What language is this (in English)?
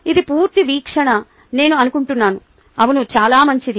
Telugu